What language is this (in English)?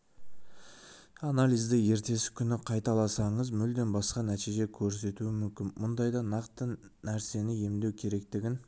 Kazakh